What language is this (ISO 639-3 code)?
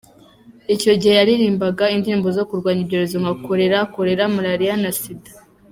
kin